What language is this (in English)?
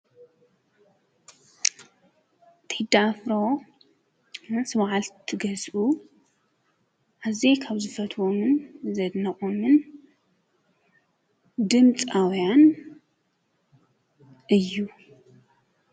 Tigrinya